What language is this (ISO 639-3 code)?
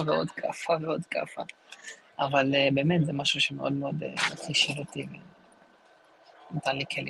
heb